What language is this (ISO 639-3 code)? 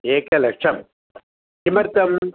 san